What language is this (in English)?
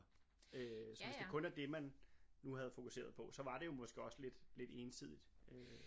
Danish